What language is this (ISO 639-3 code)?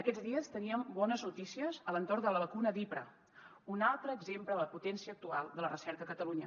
cat